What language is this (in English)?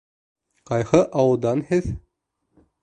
Bashkir